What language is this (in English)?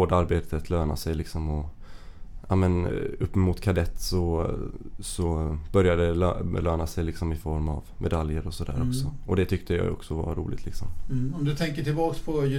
Swedish